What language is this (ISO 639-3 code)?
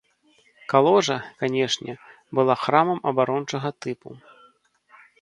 bel